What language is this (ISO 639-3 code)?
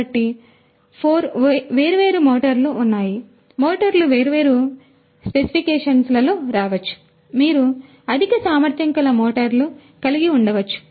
tel